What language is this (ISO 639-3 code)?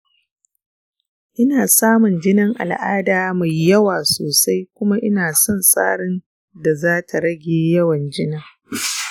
hau